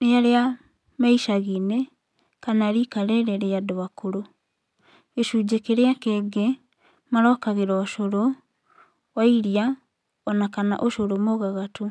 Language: Kikuyu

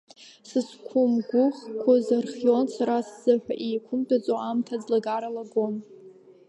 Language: Abkhazian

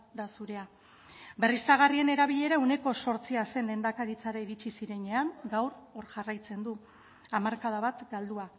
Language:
Basque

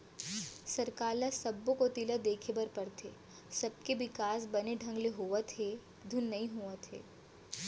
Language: Chhattisgarhi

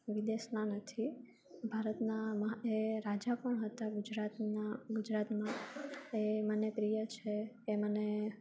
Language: Gujarati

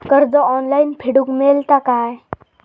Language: Marathi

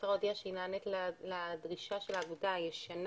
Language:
Hebrew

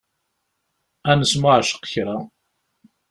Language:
Kabyle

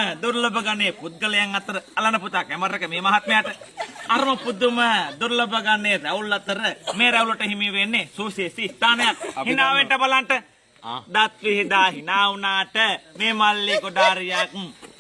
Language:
Indonesian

